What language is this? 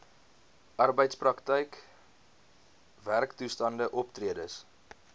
Afrikaans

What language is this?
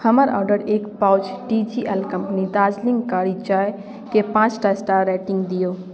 Maithili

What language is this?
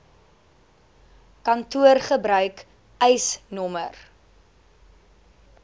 Afrikaans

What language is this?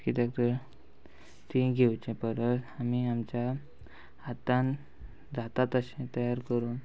Konkani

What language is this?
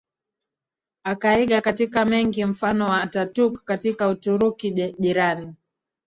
Swahili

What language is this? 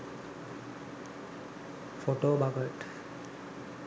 Sinhala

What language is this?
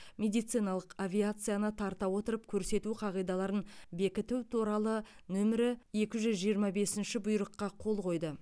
Kazakh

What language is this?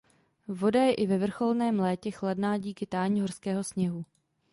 Czech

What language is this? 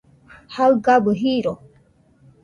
Nüpode Huitoto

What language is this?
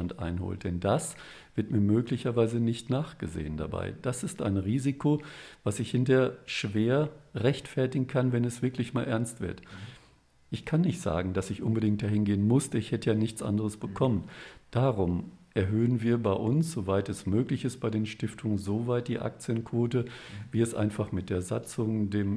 German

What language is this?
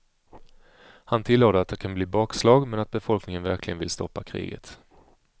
Swedish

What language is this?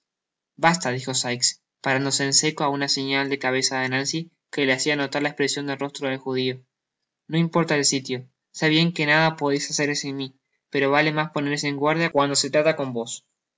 Spanish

